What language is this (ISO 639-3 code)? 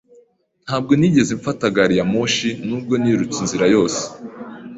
kin